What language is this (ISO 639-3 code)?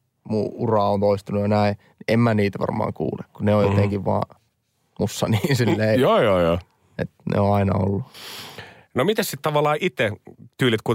fin